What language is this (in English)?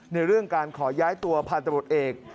Thai